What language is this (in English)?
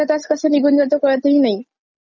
Marathi